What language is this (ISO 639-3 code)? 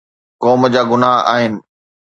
snd